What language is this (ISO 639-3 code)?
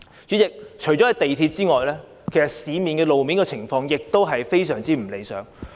yue